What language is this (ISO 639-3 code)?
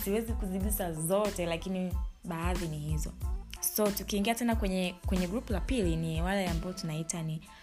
swa